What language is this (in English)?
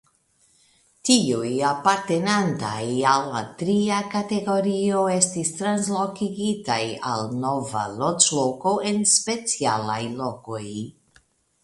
Esperanto